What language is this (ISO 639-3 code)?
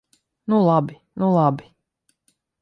lav